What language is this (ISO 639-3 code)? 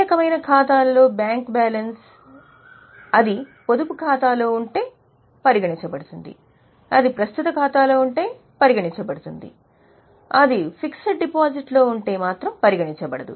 tel